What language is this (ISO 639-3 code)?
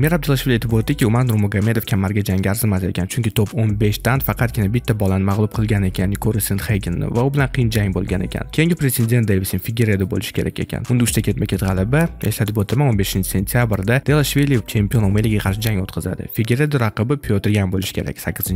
rus